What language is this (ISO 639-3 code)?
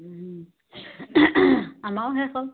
asm